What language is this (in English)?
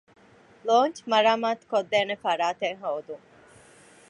Divehi